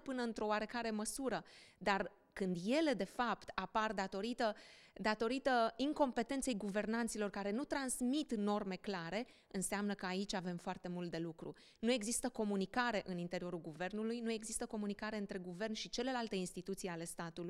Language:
Romanian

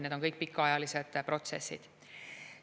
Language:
Estonian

